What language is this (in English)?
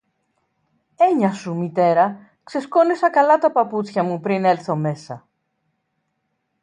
Greek